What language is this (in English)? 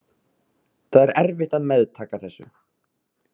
Icelandic